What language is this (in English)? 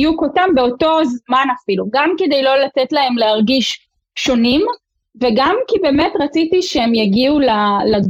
Hebrew